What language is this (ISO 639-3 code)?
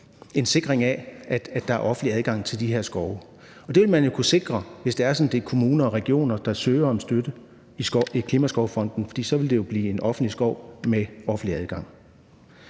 dan